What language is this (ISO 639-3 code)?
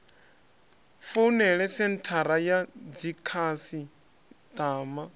ven